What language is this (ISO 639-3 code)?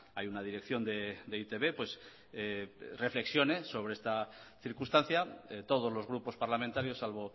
spa